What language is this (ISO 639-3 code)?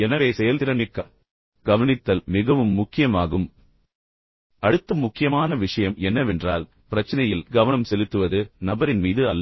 tam